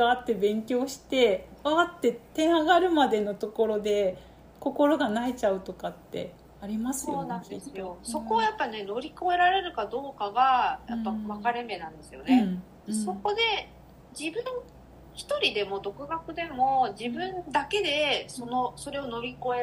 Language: Japanese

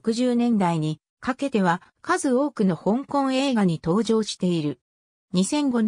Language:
Japanese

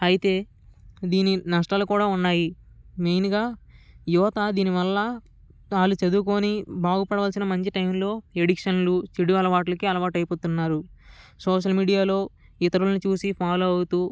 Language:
Telugu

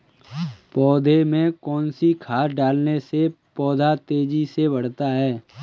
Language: Hindi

